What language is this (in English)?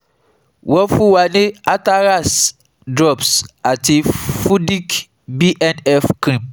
Yoruba